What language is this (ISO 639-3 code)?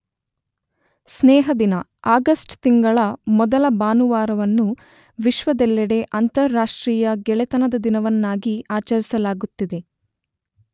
kan